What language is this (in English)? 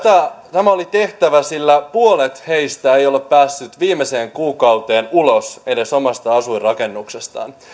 Finnish